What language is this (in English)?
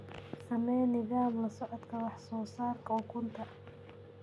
Somali